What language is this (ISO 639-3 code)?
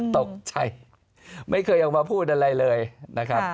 tha